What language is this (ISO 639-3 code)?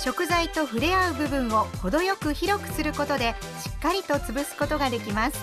jpn